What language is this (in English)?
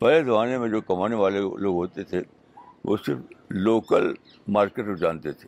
Urdu